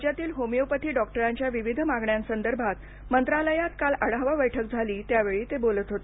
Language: Marathi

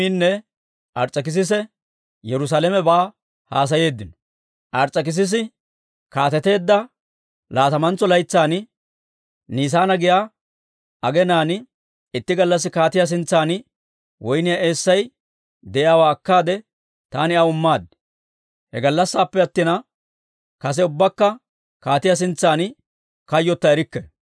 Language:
Dawro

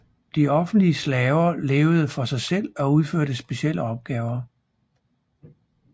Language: Danish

